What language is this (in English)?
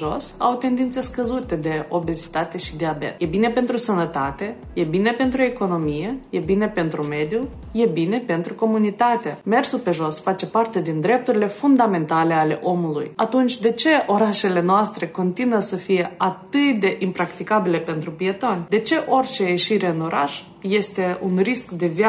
Romanian